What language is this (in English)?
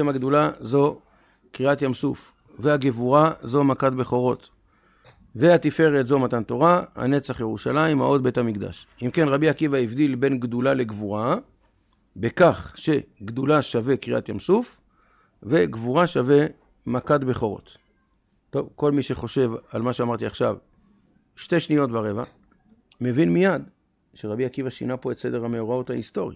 Hebrew